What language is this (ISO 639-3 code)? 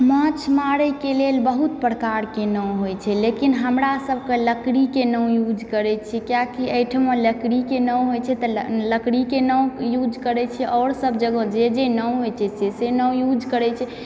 mai